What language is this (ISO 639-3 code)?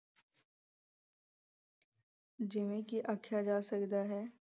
pan